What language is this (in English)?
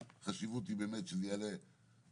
Hebrew